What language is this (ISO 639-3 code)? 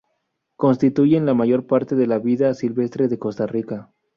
spa